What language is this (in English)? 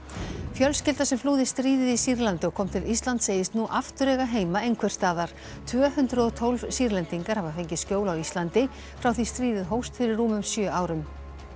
Icelandic